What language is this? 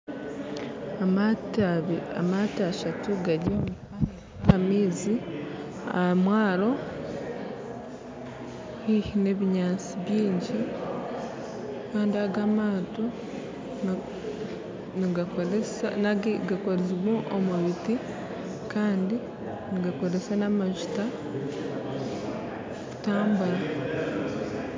Nyankole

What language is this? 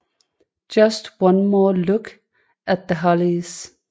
Danish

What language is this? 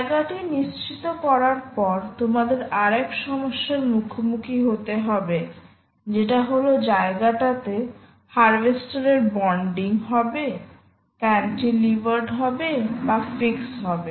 Bangla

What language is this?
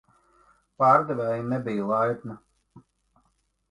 Latvian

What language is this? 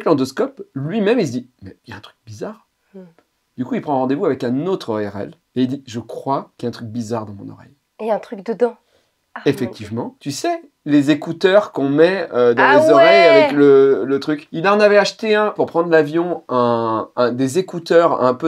French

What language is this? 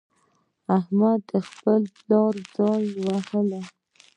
Pashto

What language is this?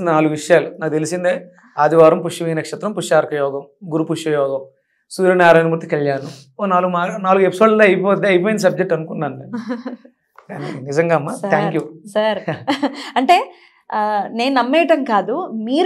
Hindi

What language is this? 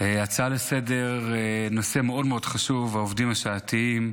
Hebrew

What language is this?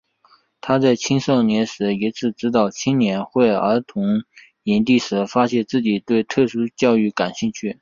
Chinese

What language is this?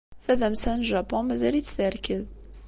Kabyle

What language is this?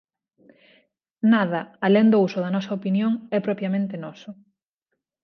Galician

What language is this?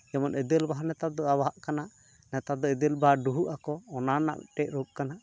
Santali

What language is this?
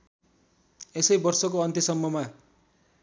Nepali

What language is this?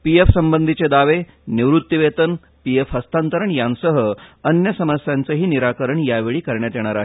Marathi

